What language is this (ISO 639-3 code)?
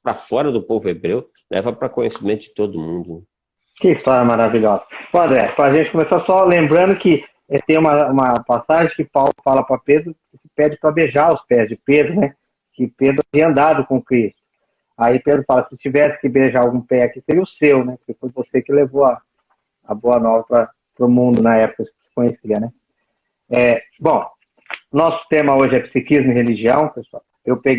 por